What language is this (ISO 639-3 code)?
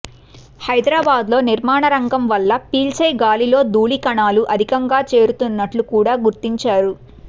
tel